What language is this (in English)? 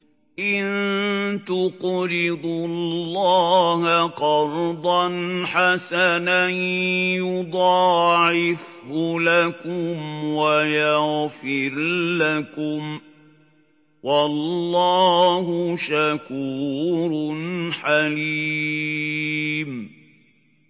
Arabic